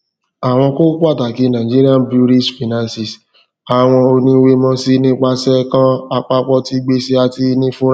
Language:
Yoruba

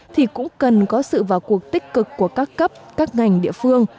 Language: Vietnamese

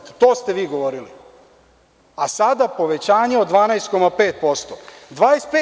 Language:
Serbian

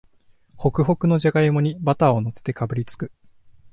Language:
Japanese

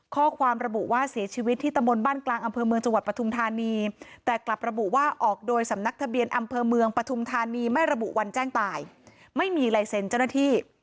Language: Thai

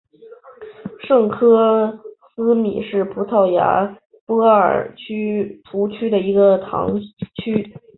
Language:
Chinese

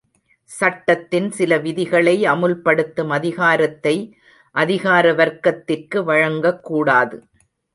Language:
Tamil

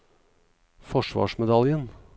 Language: Norwegian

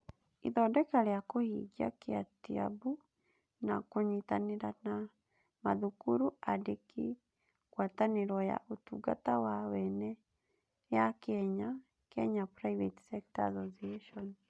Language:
Kikuyu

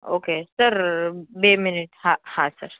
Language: Gujarati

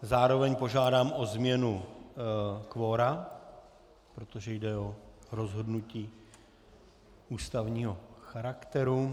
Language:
Czech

